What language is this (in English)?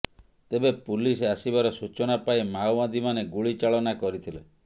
Odia